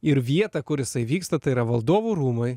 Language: Lithuanian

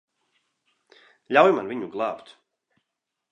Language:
Latvian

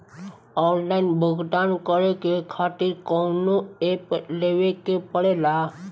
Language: Bhojpuri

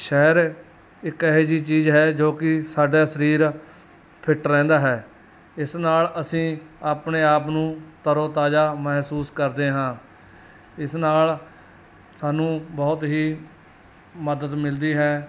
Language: Punjabi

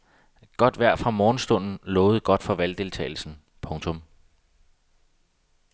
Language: Danish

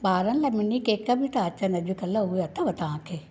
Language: Sindhi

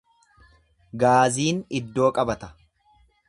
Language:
Oromo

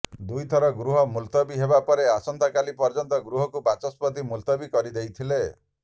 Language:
Odia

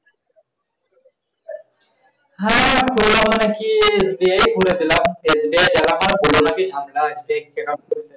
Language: Bangla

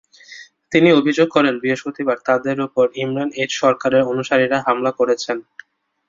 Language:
Bangla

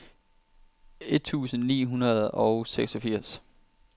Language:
Danish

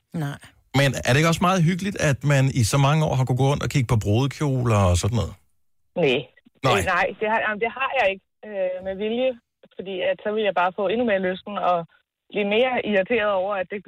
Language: Danish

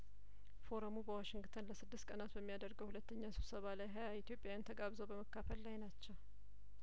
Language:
Amharic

